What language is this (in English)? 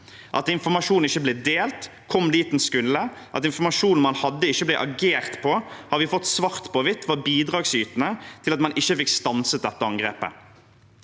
Norwegian